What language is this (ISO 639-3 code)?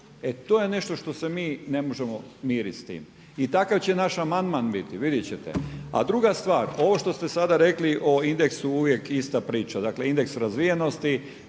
hrv